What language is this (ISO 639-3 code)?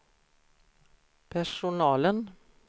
swe